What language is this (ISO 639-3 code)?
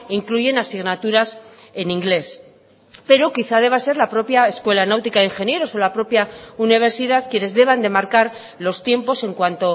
spa